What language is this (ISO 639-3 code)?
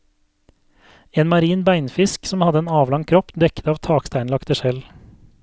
nor